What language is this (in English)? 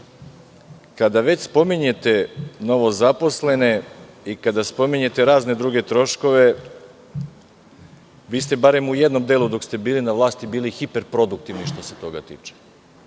Serbian